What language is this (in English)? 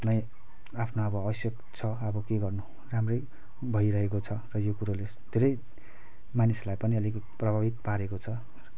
Nepali